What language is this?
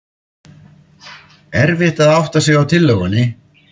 Icelandic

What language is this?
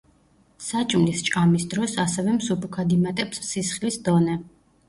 Georgian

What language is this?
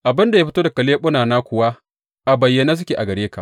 Hausa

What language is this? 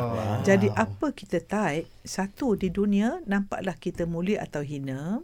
Malay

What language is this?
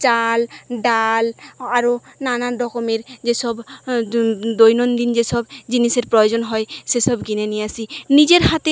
Bangla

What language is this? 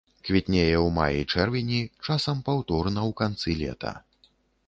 Belarusian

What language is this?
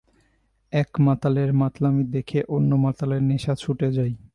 Bangla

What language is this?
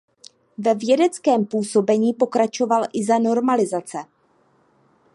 Czech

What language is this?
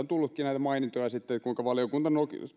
Finnish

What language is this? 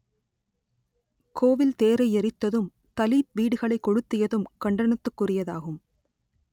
Tamil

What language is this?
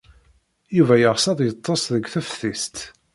Kabyle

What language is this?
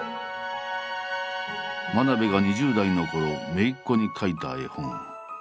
Japanese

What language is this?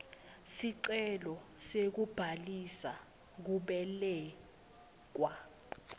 Swati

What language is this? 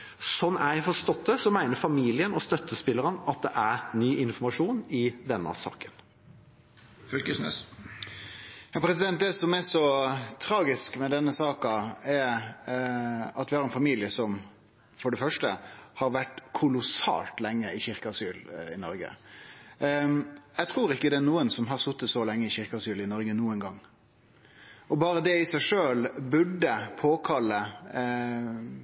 Norwegian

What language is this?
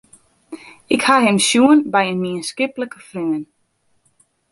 Western Frisian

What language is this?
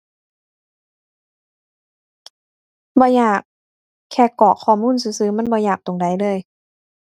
Thai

